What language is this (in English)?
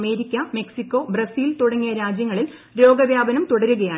Malayalam